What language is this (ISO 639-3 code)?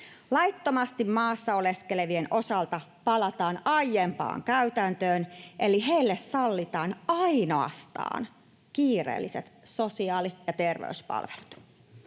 fin